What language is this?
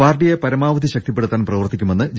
Malayalam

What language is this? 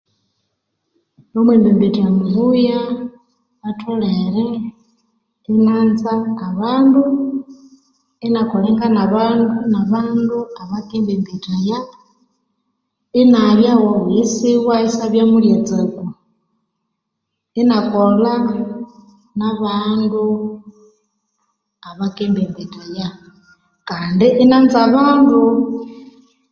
Konzo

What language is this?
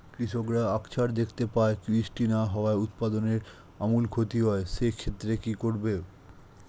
Bangla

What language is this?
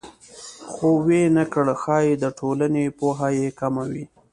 Pashto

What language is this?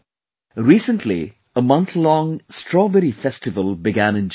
English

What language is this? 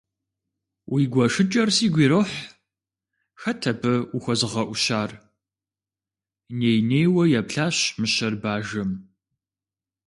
Kabardian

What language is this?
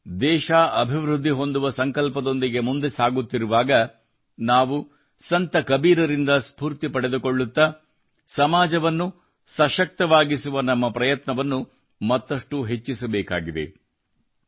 Kannada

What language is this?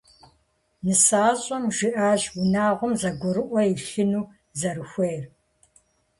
Kabardian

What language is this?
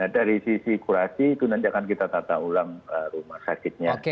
Indonesian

